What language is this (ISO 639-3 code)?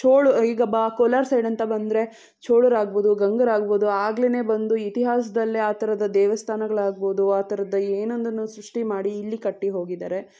kan